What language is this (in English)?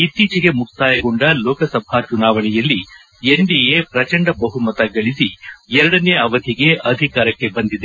Kannada